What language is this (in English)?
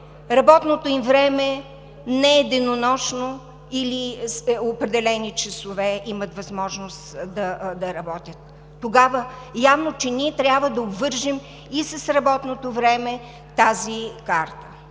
Bulgarian